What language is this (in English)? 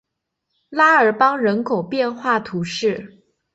Chinese